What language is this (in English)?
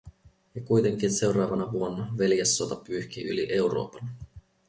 Finnish